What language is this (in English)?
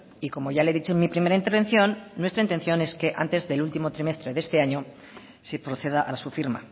Spanish